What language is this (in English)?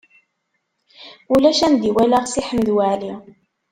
Kabyle